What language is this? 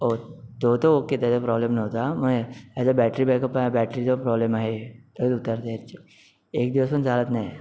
Marathi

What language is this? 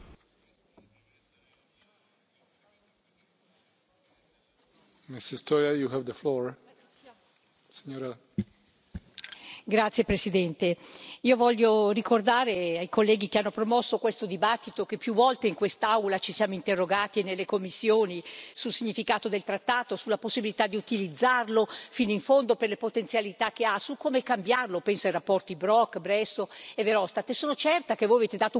Italian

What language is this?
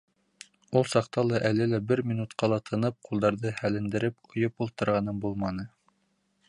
Bashkir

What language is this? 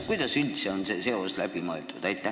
Estonian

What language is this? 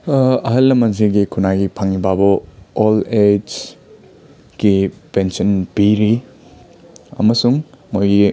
Manipuri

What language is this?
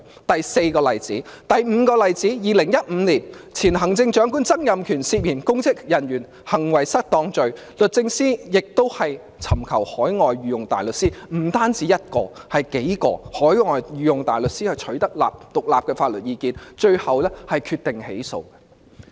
Cantonese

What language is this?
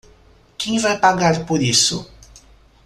Portuguese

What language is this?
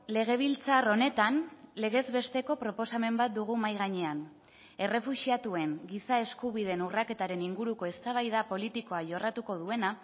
Basque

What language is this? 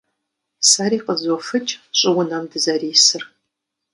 Kabardian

